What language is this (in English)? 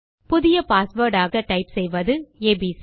Tamil